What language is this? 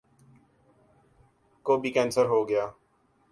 Urdu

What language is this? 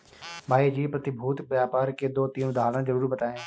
Hindi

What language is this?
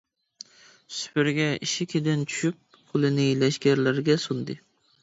Uyghur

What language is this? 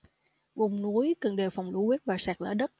Vietnamese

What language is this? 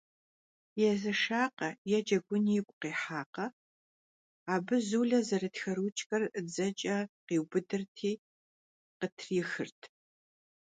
Kabardian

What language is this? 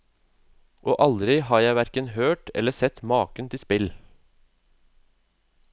Norwegian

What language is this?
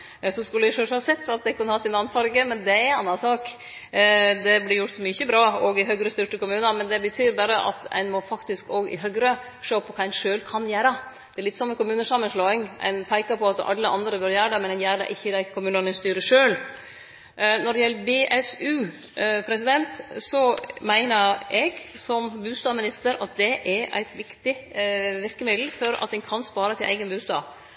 Norwegian Nynorsk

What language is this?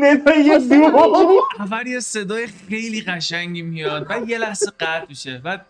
Persian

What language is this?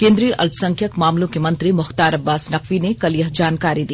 Hindi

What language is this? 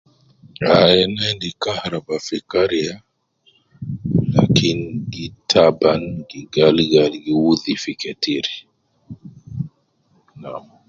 Nubi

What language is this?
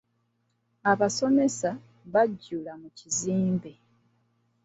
Ganda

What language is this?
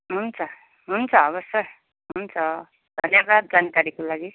Nepali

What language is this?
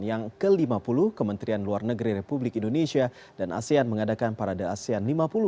Indonesian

